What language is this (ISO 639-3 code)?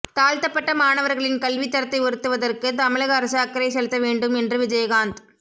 tam